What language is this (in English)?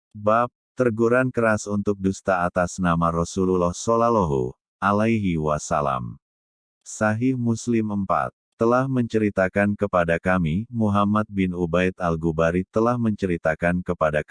Indonesian